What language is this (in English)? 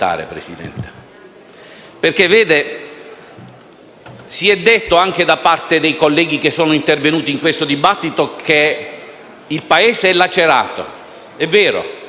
Italian